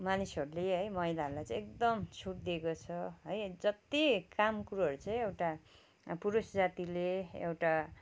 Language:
Nepali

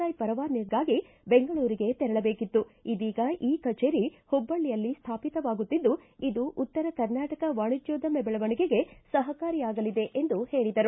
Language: Kannada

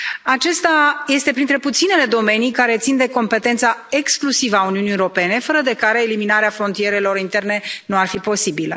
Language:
Romanian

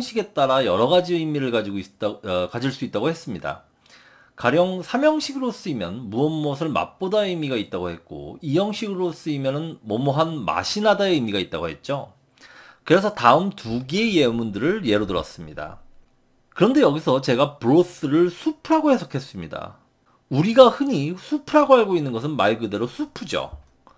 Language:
Korean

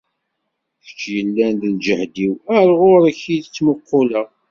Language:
Kabyle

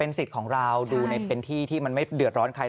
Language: Thai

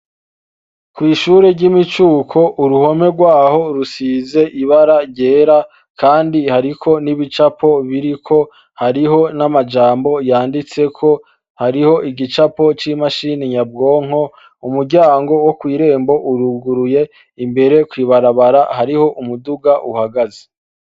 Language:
Rundi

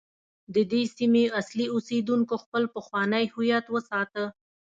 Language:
Pashto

